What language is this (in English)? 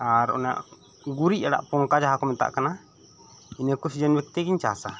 Santali